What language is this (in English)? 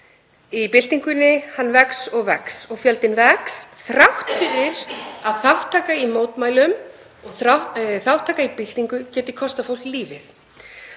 Icelandic